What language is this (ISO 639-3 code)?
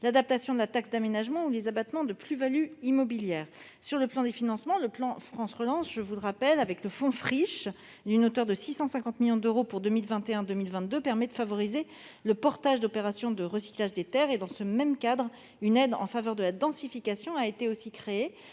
fra